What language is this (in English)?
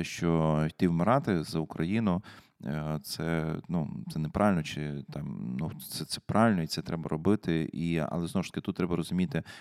Ukrainian